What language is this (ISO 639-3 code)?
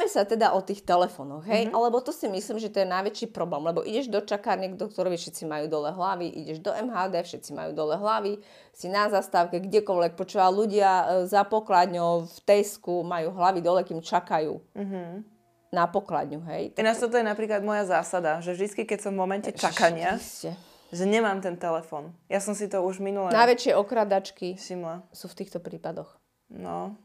slk